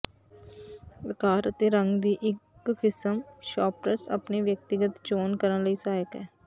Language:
Punjabi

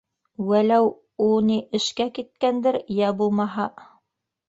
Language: Bashkir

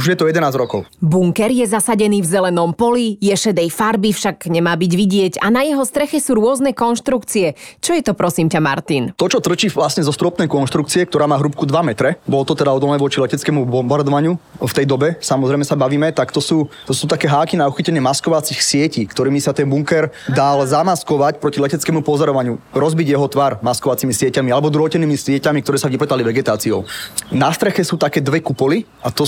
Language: Slovak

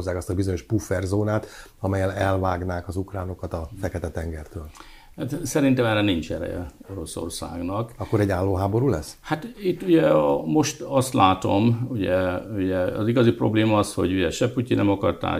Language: Hungarian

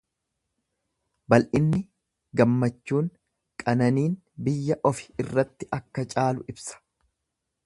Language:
Oromo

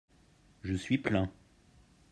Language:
French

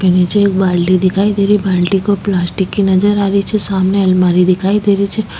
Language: Rajasthani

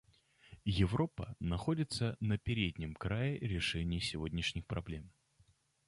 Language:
Russian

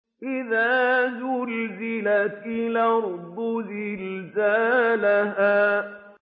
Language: Arabic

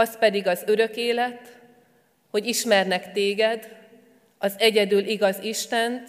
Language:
Hungarian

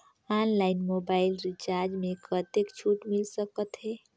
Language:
Chhattisgarhi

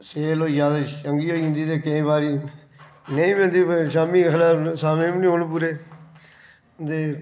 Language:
Dogri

